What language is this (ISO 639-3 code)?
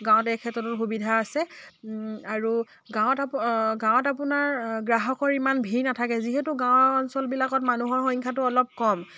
asm